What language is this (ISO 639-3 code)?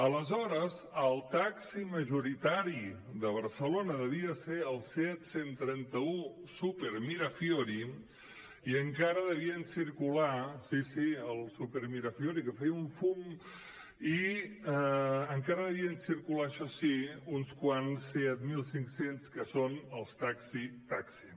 cat